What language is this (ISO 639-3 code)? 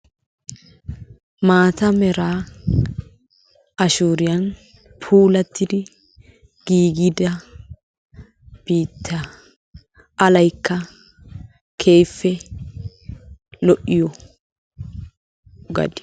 wal